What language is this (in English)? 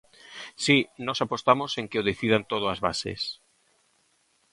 Galician